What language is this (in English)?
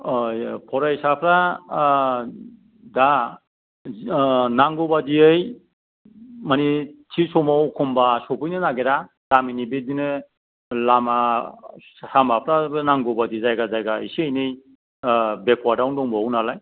Bodo